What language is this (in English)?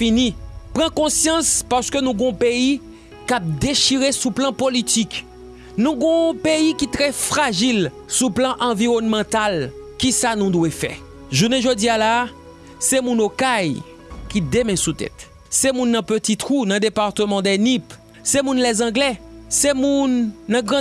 French